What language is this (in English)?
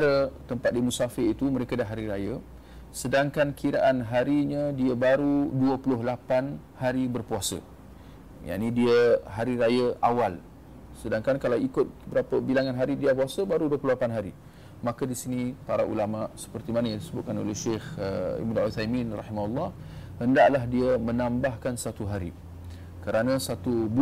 Malay